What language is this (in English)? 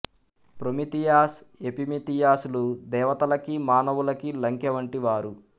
Telugu